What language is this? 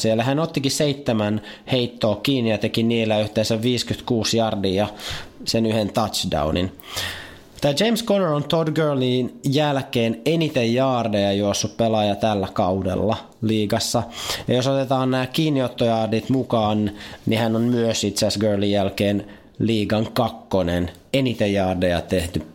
Finnish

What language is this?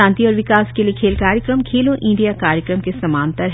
Hindi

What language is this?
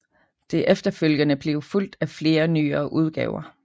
Danish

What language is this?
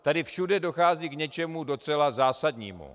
Czech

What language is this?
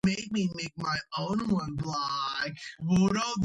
Georgian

